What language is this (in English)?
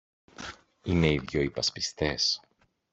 Greek